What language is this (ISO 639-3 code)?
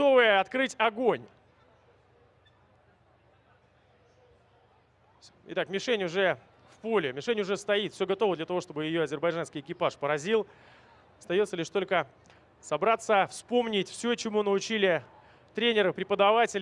rus